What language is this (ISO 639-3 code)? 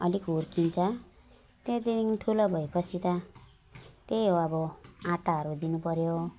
nep